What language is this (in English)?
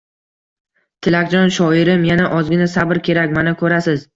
Uzbek